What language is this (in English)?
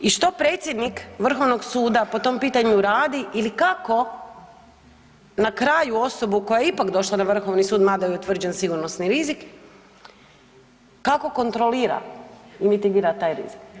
Croatian